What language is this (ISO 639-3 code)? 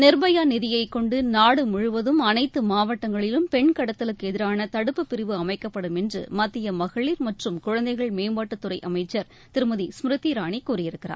tam